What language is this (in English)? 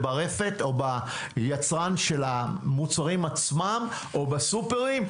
Hebrew